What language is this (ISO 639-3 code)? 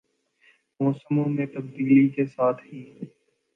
urd